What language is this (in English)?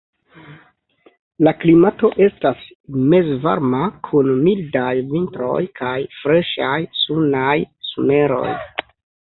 Esperanto